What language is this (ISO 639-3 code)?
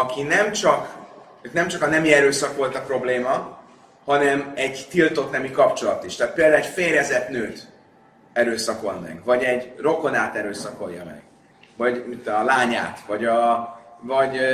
hun